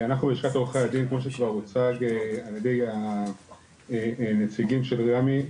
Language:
Hebrew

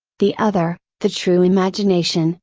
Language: English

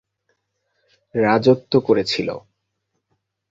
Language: Bangla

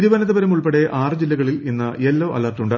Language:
Malayalam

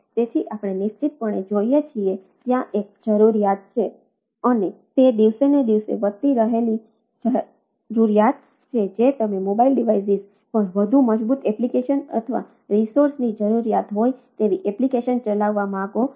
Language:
Gujarati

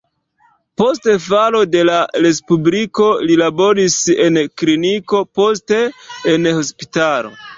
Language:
Esperanto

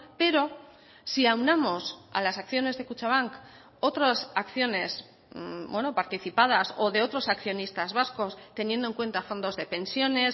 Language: Spanish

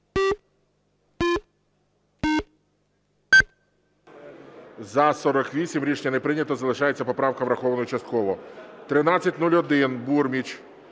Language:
Ukrainian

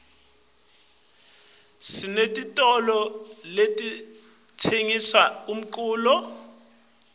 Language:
Swati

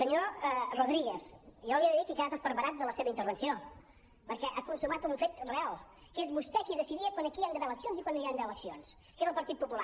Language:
Catalan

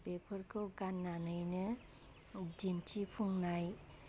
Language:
Bodo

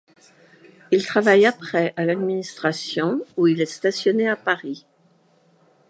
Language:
French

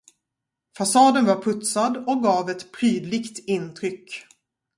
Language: Swedish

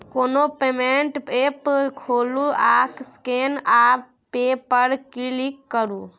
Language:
Maithili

